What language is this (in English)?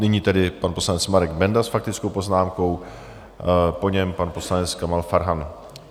Czech